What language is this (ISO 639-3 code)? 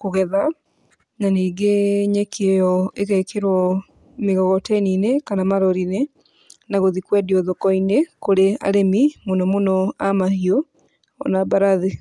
kik